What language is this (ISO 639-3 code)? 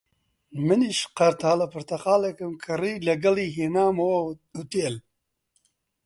ckb